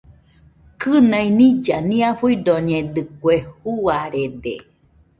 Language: Nüpode Huitoto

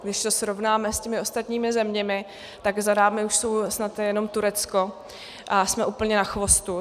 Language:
Czech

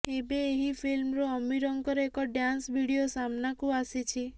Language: Odia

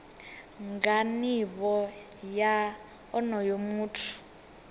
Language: Venda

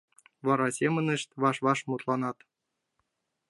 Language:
Mari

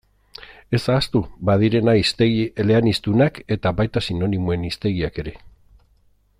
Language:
Basque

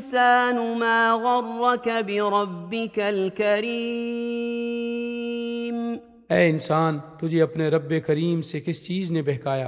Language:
Urdu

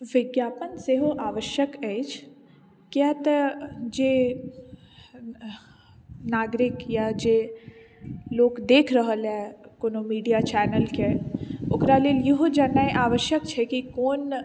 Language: Maithili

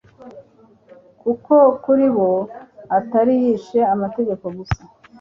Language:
Kinyarwanda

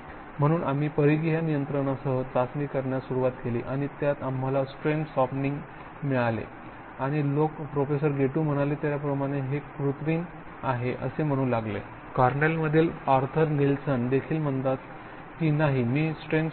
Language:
Marathi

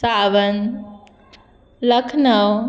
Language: Konkani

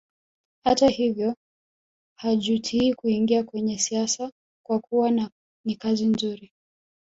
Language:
Swahili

